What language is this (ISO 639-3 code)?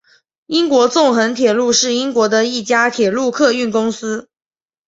zho